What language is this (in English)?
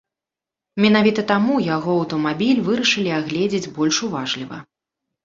Belarusian